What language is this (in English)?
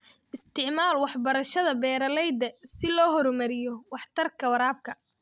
Somali